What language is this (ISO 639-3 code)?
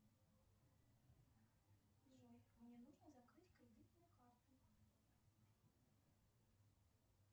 rus